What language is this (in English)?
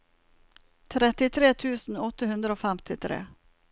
Norwegian